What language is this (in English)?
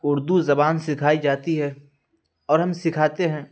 Urdu